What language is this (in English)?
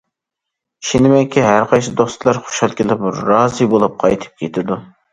Uyghur